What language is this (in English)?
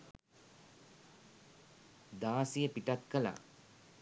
Sinhala